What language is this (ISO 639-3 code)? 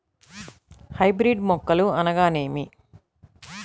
tel